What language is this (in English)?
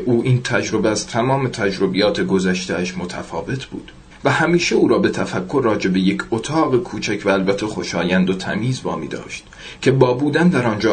Persian